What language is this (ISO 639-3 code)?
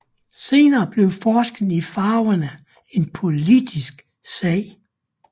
dan